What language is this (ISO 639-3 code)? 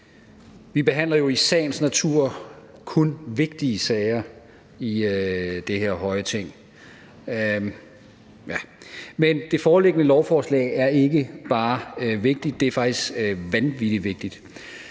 dan